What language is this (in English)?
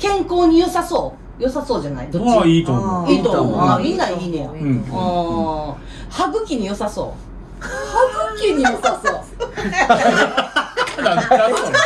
Japanese